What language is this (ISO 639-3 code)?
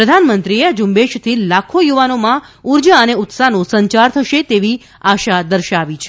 guj